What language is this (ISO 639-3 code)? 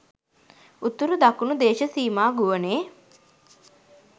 sin